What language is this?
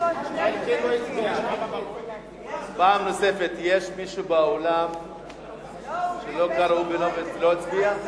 Hebrew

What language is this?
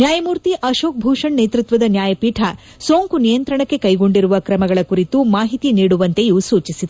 Kannada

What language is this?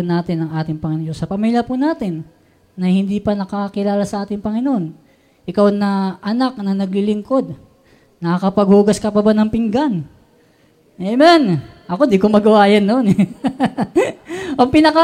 Filipino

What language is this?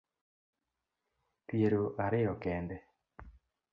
Luo (Kenya and Tanzania)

